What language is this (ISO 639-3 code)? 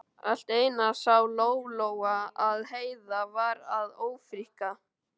isl